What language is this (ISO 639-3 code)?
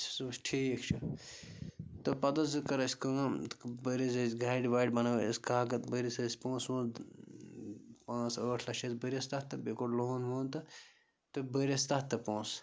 kas